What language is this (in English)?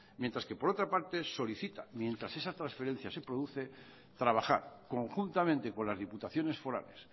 Spanish